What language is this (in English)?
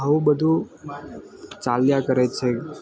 Gujarati